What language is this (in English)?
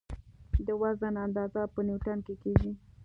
Pashto